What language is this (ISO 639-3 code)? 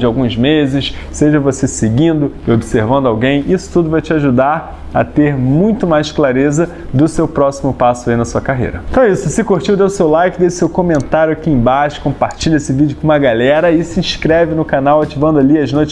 por